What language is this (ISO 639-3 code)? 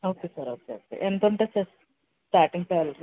tel